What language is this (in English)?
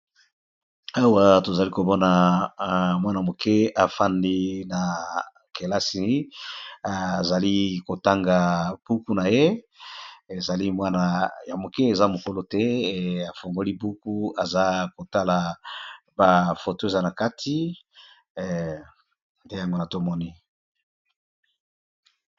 Lingala